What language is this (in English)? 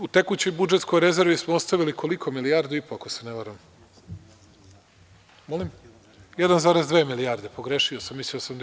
Serbian